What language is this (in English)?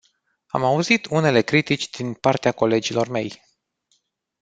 Romanian